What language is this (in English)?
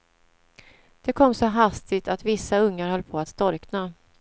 Swedish